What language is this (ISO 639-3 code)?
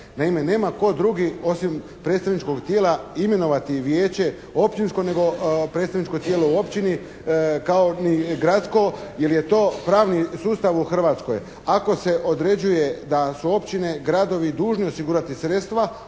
hrv